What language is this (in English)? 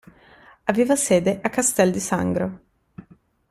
Italian